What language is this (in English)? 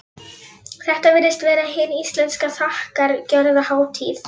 Icelandic